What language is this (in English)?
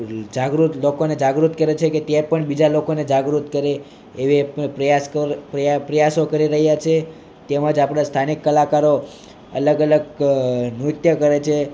Gujarati